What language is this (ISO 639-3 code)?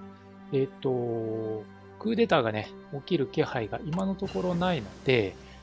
jpn